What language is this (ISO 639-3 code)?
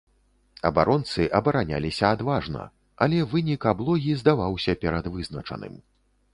bel